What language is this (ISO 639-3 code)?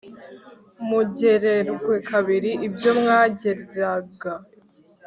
kin